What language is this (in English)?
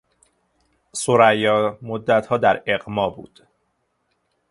Persian